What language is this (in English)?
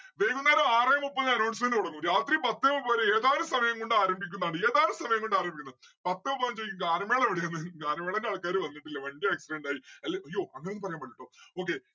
Malayalam